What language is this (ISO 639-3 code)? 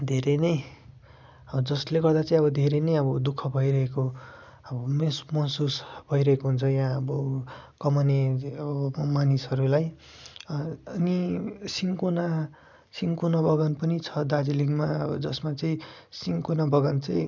nep